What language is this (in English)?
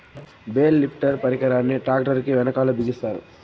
Telugu